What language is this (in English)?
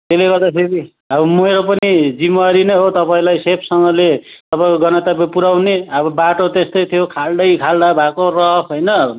Nepali